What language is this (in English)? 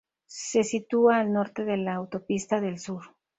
Spanish